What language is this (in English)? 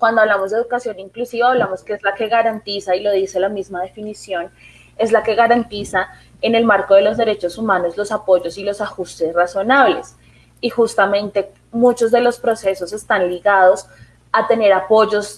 Spanish